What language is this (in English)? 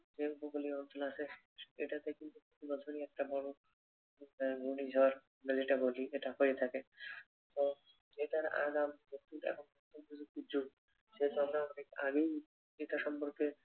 Bangla